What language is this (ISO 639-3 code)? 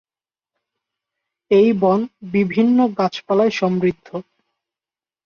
ben